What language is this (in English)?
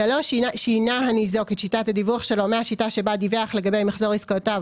Hebrew